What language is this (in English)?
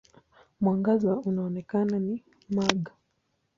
Swahili